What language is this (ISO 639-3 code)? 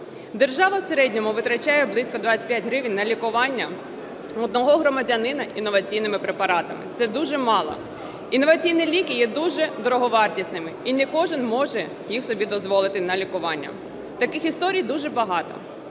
ukr